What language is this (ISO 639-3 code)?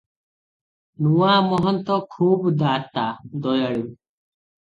ori